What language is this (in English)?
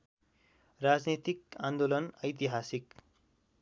Nepali